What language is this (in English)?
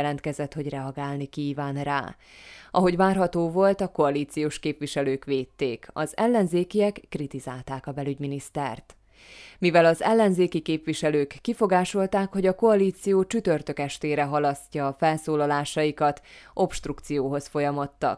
Hungarian